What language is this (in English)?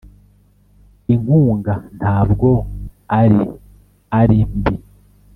Kinyarwanda